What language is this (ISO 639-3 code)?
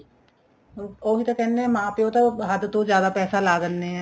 pan